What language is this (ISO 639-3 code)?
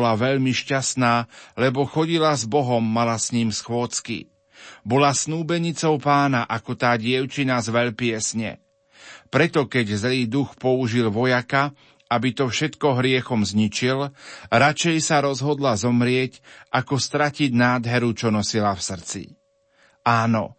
slk